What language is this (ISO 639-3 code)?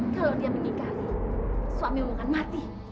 ind